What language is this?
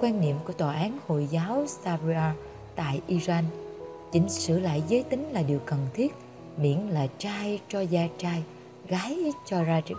Vietnamese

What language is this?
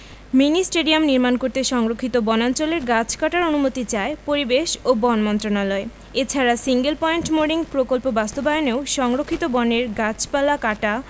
Bangla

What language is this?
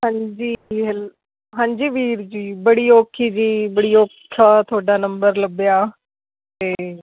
Punjabi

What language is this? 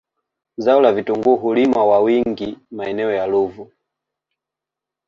Swahili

